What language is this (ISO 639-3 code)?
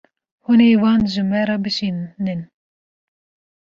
kur